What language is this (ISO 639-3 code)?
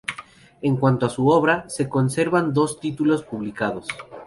spa